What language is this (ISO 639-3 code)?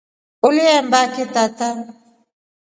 rof